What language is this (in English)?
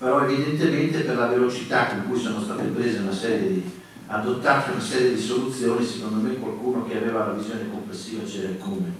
Italian